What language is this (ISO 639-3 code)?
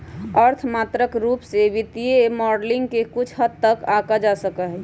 mag